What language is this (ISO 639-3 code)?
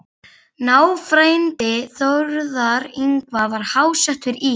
isl